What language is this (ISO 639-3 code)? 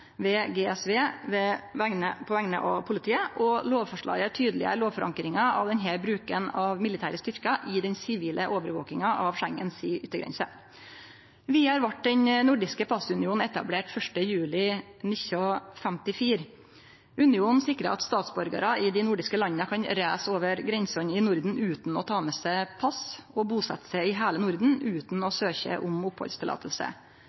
nno